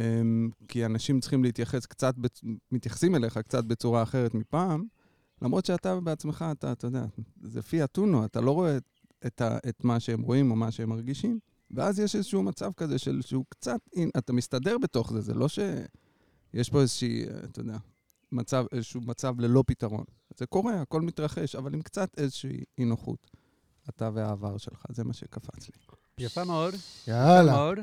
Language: Hebrew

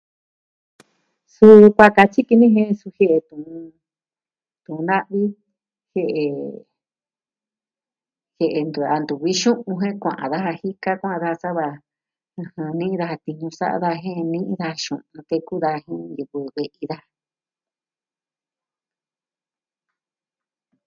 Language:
Southwestern Tlaxiaco Mixtec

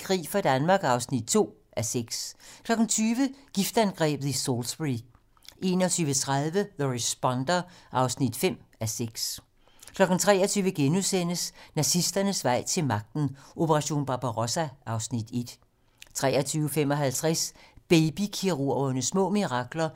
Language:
Danish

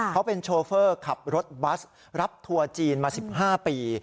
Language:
Thai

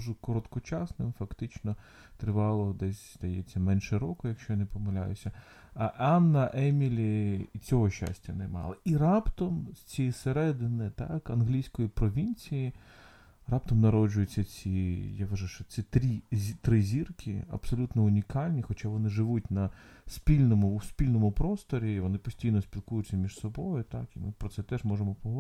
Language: Ukrainian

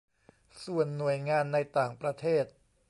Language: Thai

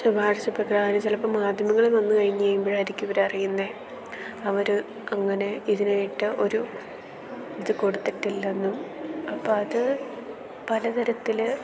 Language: Malayalam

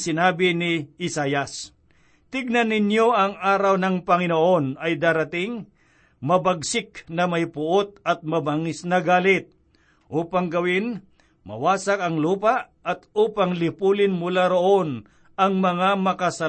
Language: Filipino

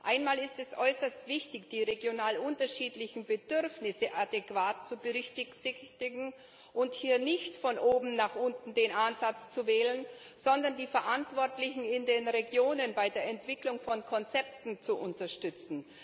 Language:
German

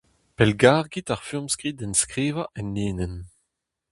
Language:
Breton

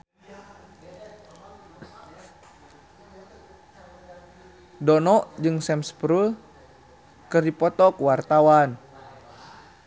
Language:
Sundanese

